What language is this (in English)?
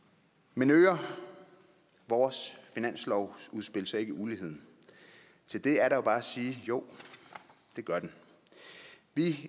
Danish